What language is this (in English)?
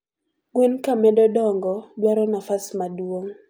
Luo (Kenya and Tanzania)